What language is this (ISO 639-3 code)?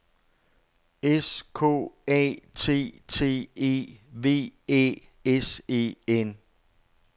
dan